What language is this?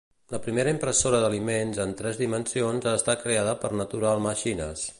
Catalan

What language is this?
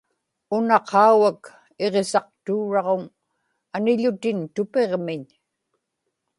Inupiaq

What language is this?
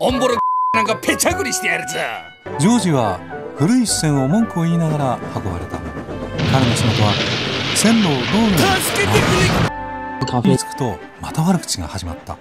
Japanese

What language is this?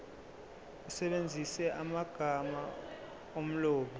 Zulu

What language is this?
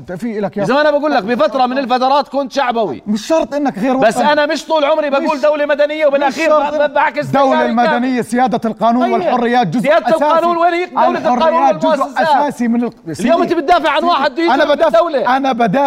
Arabic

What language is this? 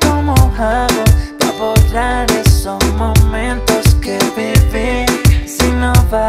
Thai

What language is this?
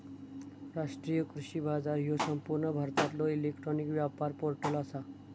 Marathi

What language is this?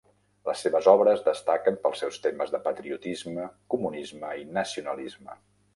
Catalan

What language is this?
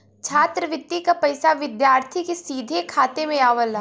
Bhojpuri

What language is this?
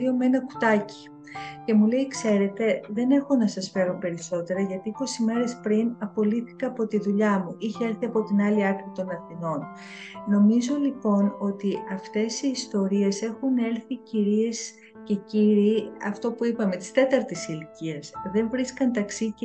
Greek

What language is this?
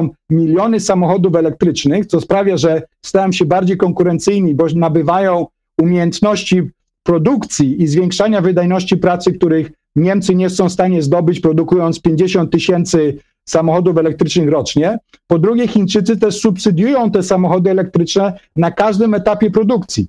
Polish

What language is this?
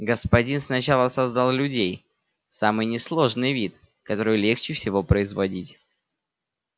Russian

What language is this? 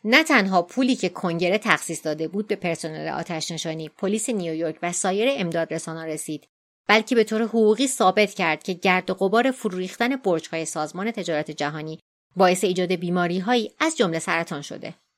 Persian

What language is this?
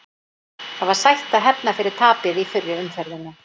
Icelandic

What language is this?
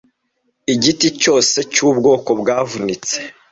Kinyarwanda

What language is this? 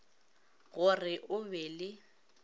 Northern Sotho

